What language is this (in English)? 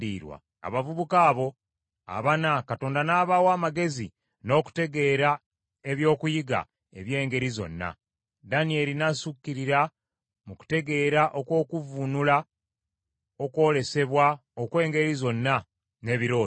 Ganda